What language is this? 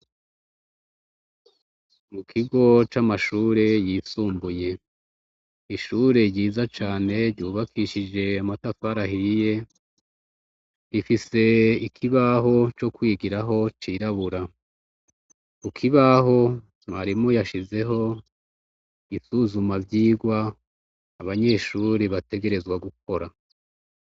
Rundi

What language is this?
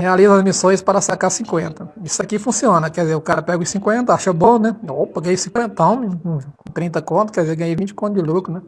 Portuguese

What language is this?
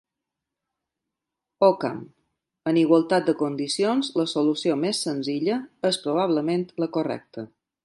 Catalan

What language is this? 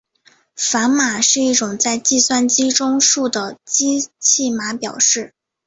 Chinese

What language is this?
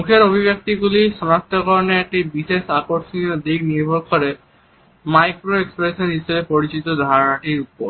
Bangla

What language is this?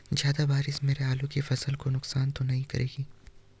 Hindi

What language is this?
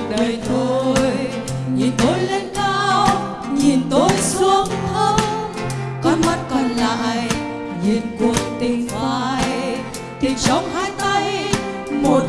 Vietnamese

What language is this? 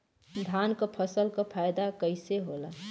Bhojpuri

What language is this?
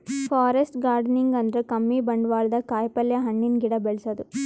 Kannada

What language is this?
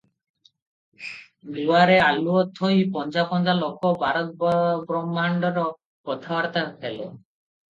Odia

